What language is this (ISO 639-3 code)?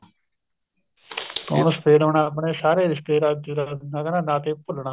pan